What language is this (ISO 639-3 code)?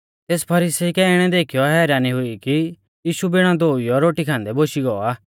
bfz